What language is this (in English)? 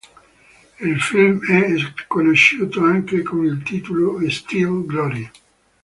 Italian